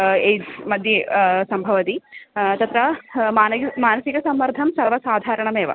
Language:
Sanskrit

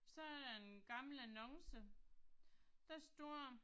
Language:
Danish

